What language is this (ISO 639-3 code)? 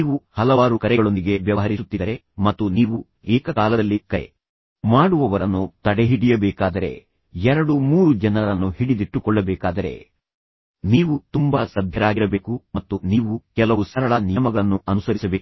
kan